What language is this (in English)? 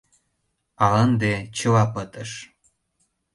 Mari